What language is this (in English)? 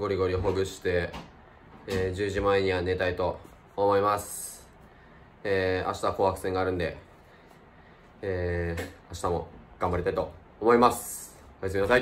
Japanese